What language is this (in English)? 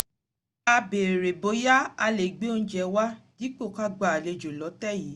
Yoruba